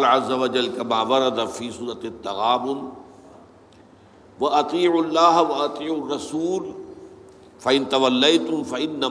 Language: Urdu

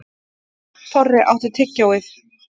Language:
Icelandic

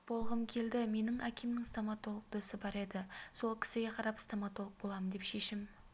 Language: Kazakh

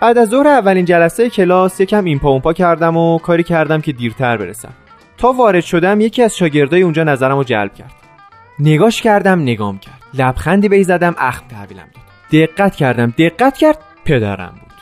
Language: Persian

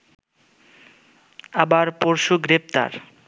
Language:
Bangla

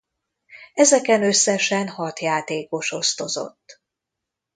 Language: Hungarian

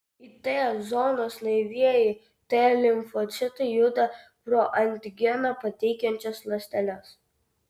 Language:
Lithuanian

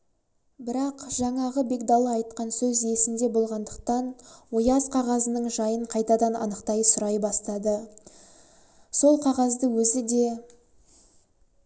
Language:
Kazakh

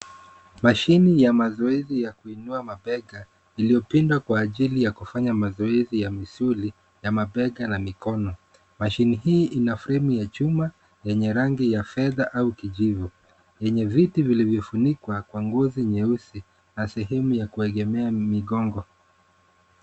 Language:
Swahili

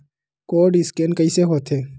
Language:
Chhattisgarhi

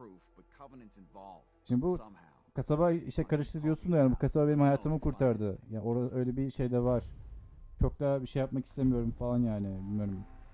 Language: Turkish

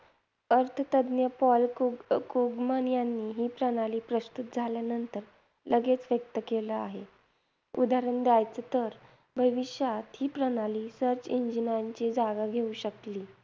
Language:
Marathi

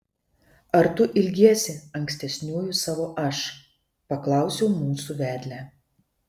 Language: Lithuanian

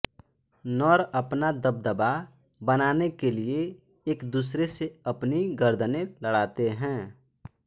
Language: Hindi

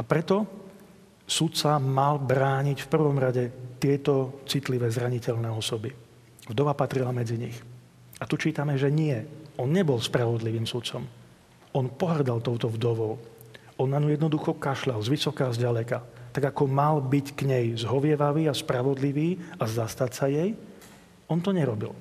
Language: Slovak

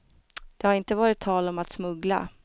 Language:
Swedish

